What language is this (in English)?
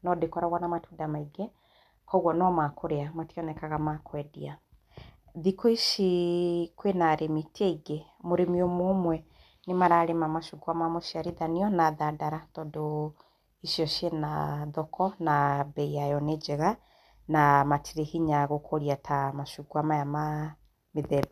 Kikuyu